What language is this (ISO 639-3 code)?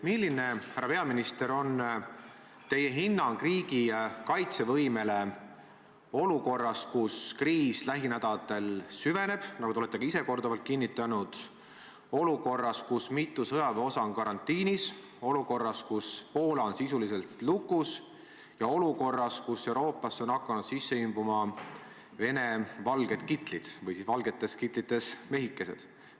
est